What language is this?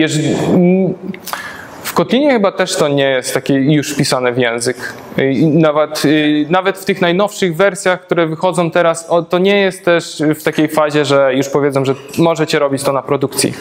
Polish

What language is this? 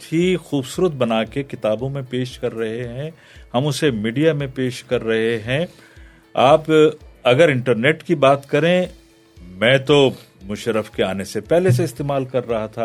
Urdu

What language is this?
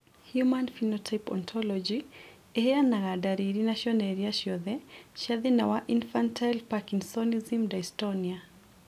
Kikuyu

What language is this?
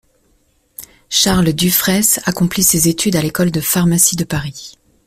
French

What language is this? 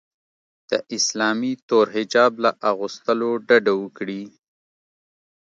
Pashto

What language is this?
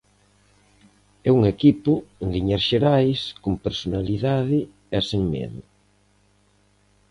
Galician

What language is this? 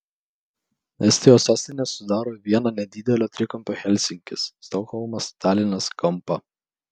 Lithuanian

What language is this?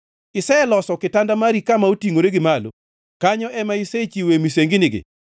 Luo (Kenya and Tanzania)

